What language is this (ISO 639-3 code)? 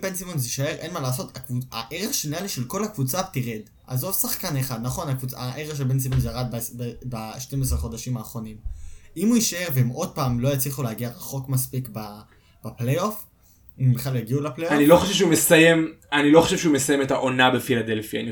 heb